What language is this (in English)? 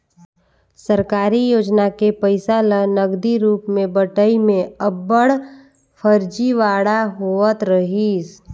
Chhattisgarhi